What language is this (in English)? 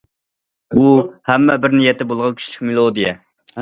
Uyghur